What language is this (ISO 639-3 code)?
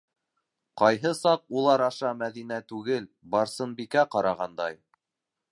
bak